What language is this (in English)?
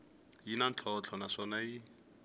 Tsonga